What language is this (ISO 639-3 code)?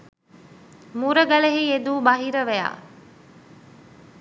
sin